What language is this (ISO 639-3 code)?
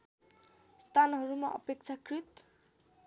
nep